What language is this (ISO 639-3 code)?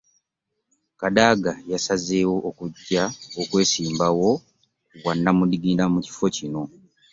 lug